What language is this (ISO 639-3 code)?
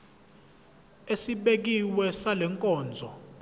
zul